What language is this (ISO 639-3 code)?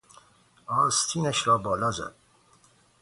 fas